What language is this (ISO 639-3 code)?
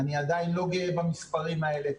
heb